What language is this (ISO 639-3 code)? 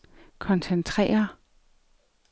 dan